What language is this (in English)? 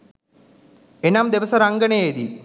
Sinhala